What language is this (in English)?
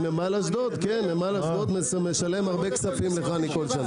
Hebrew